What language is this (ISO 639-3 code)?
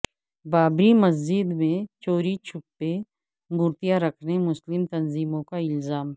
urd